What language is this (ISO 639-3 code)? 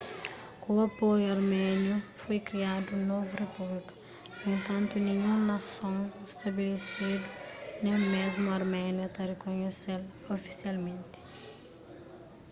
kea